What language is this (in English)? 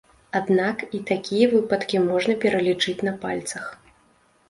Belarusian